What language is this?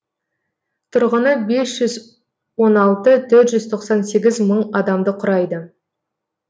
Kazakh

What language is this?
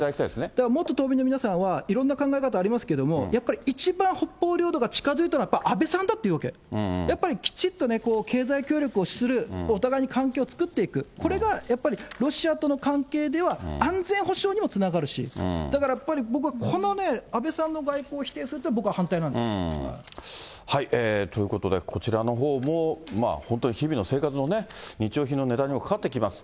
Japanese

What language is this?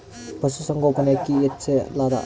Kannada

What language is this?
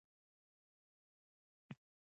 Pashto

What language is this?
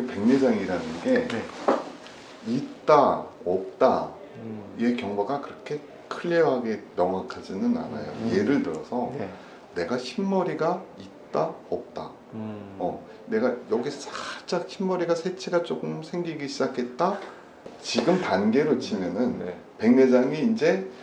Korean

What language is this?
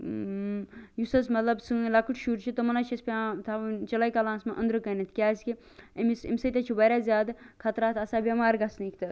Kashmiri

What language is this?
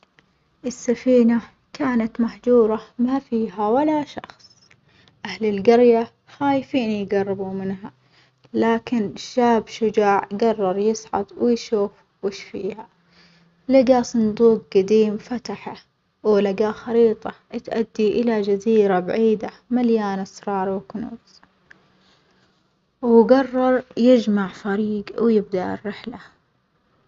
Omani Arabic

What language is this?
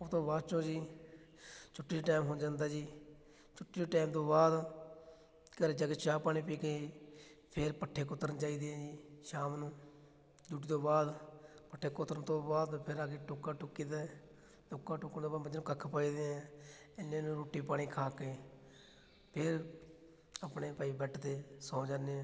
Punjabi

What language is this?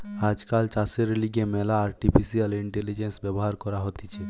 Bangla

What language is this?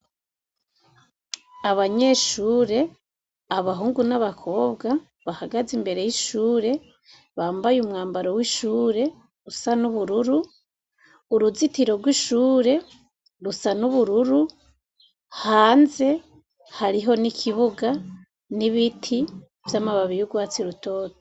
Rundi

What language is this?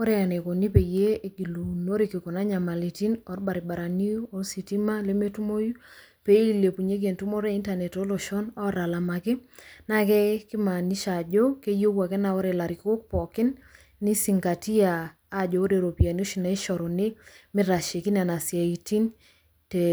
Masai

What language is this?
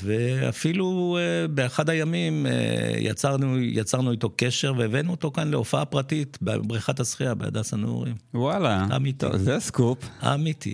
Hebrew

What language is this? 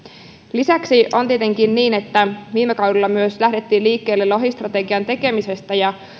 Finnish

